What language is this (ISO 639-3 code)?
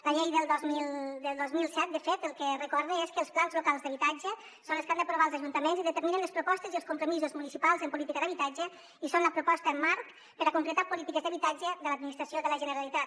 cat